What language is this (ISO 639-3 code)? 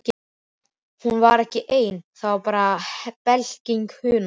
isl